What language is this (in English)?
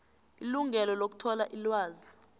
South Ndebele